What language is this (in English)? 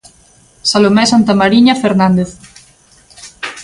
Galician